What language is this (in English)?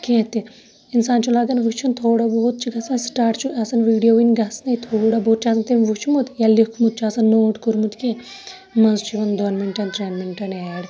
Kashmiri